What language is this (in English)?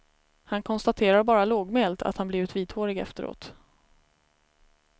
Swedish